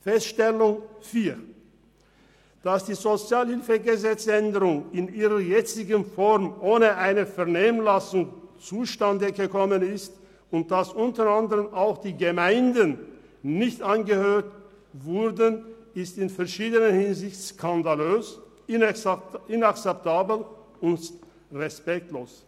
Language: Swiss German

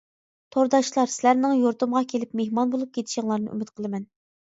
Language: Uyghur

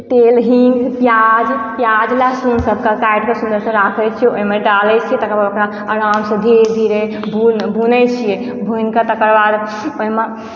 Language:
Maithili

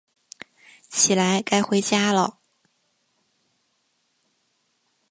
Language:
Chinese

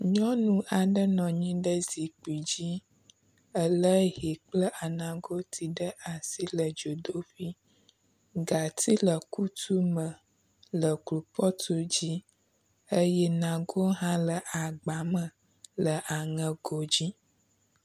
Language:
Ewe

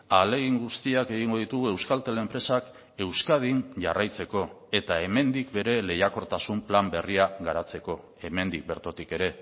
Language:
Basque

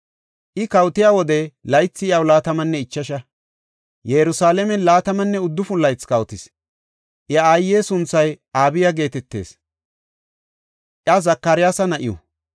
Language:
Gofa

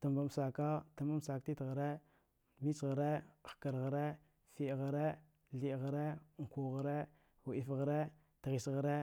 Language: Dghwede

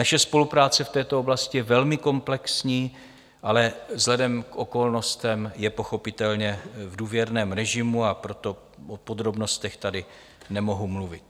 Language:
Czech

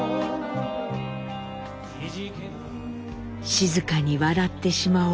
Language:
Japanese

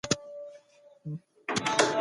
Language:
Pashto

